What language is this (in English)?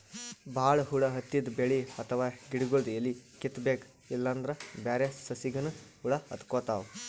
Kannada